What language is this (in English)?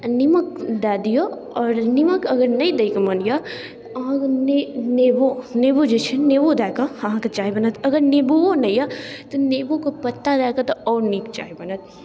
Maithili